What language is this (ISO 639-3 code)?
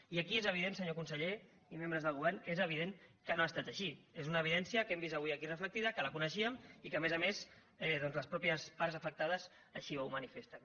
cat